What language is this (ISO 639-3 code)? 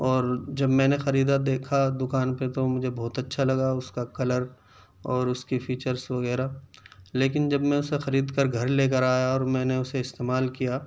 urd